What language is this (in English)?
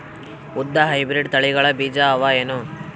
Kannada